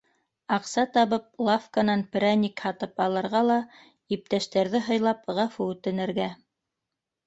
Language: Bashkir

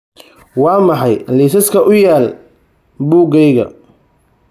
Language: Somali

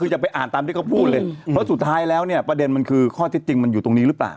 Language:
Thai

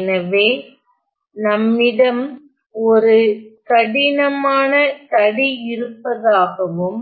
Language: Tamil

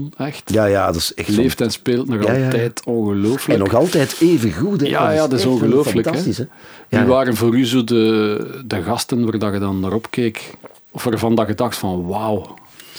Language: Dutch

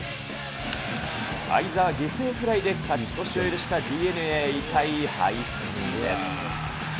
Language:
Japanese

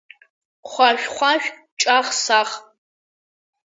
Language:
Abkhazian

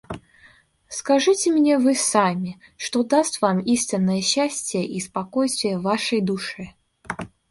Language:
Russian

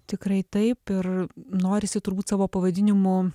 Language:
Lithuanian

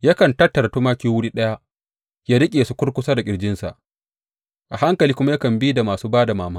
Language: Hausa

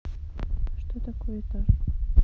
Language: Russian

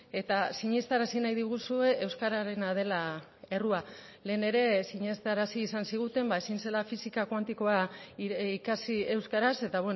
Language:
Basque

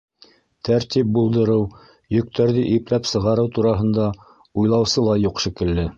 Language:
Bashkir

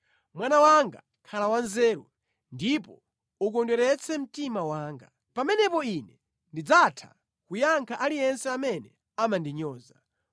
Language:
Nyanja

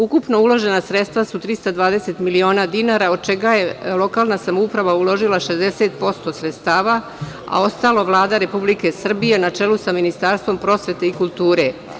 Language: Serbian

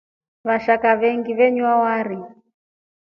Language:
Rombo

